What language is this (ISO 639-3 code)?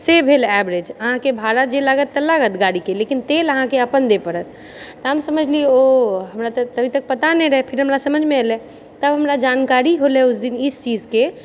mai